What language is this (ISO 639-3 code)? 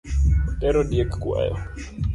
luo